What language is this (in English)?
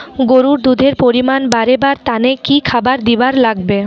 Bangla